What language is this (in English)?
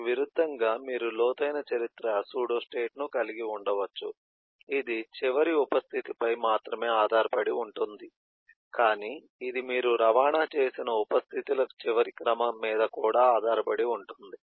Telugu